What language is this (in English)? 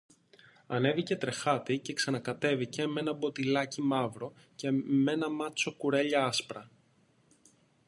Greek